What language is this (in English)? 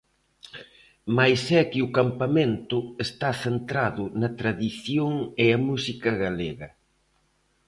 Galician